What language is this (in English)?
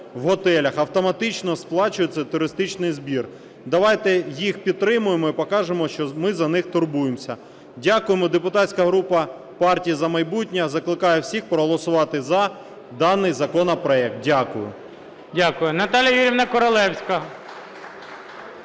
Ukrainian